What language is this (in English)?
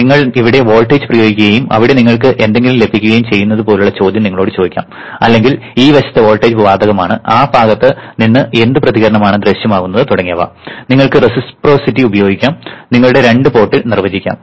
Malayalam